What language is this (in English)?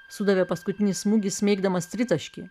Lithuanian